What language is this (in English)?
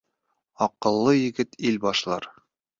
Bashkir